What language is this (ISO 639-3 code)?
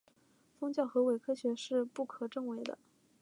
zho